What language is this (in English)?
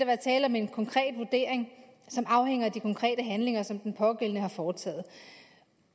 Danish